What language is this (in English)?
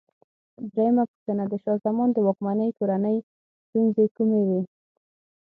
Pashto